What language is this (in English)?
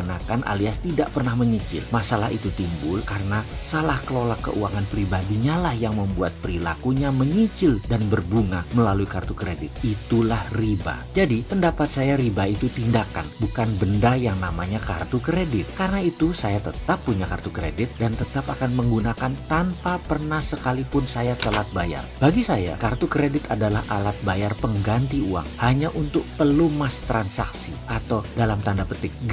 Indonesian